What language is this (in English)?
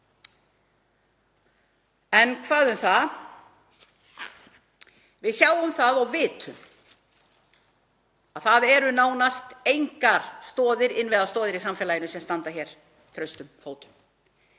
Icelandic